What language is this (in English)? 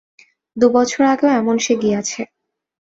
Bangla